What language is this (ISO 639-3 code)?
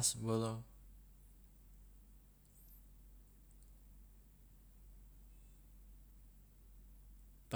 loa